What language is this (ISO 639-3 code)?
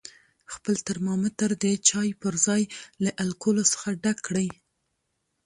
pus